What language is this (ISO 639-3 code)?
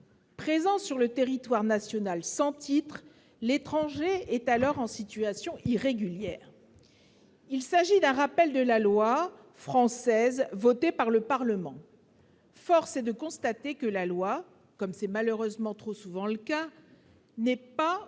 fra